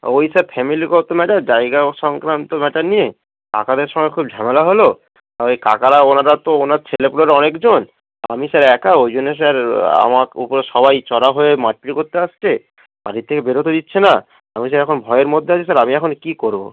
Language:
Bangla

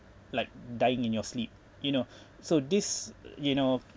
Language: English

